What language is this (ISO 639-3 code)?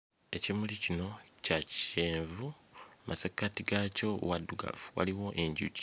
lug